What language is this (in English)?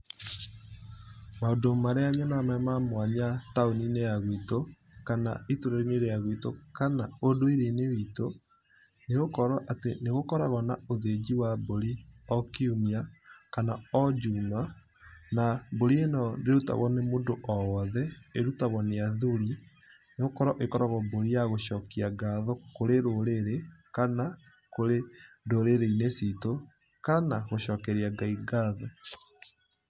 Kikuyu